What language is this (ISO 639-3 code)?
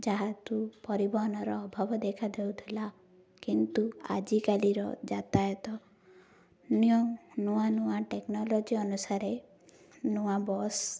ori